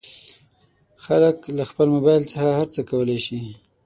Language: Pashto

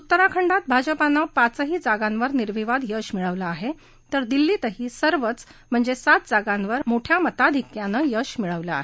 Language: Marathi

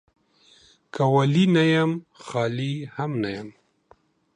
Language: Pashto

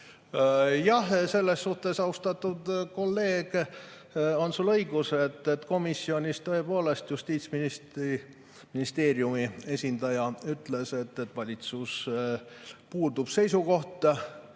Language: Estonian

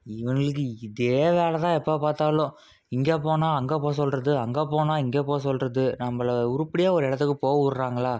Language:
Tamil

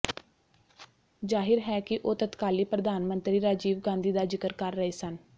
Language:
Punjabi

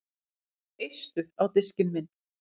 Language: Icelandic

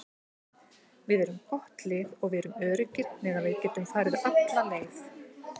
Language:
Icelandic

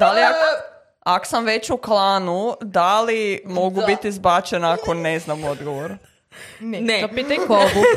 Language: Croatian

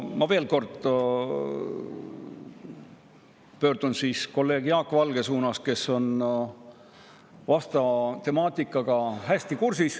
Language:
Estonian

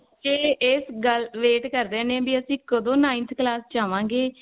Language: Punjabi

